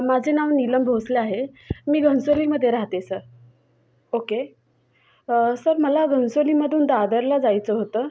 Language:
Marathi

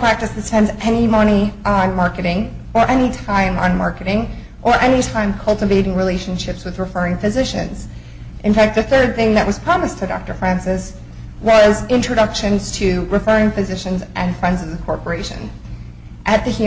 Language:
English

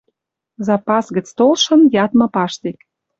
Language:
Western Mari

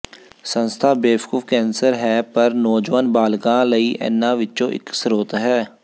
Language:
Punjabi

